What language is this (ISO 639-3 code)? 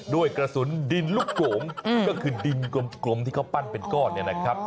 tha